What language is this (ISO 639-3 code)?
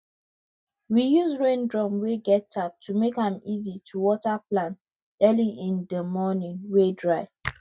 pcm